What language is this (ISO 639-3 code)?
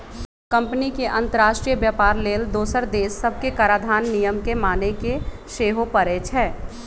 mag